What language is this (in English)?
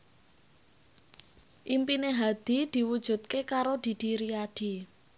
Javanese